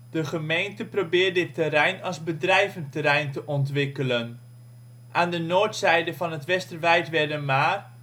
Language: Dutch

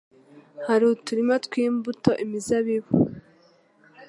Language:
Kinyarwanda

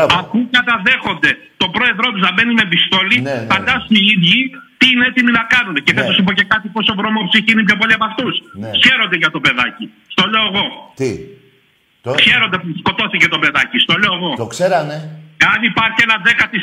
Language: Greek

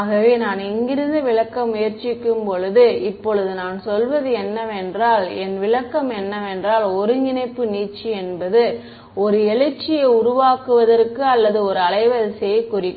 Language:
Tamil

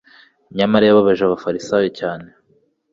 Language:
Kinyarwanda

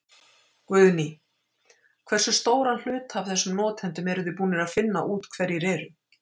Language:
Icelandic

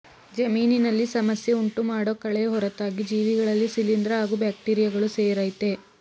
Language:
Kannada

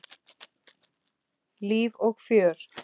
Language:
Icelandic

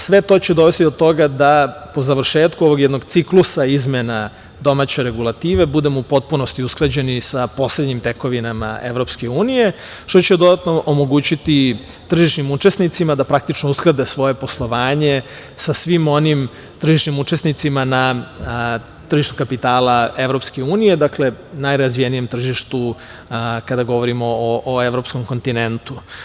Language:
Serbian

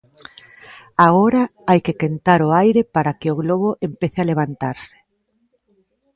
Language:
Galician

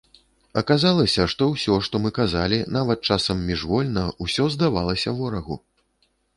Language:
Belarusian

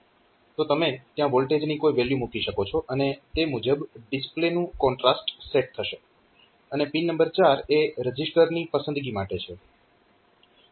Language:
Gujarati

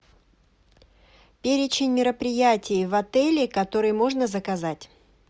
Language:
Russian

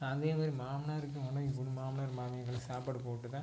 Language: Tamil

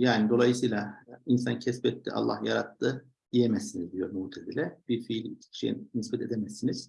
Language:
Turkish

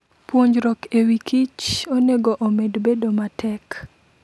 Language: Luo (Kenya and Tanzania)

